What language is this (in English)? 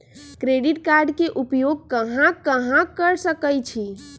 Magahi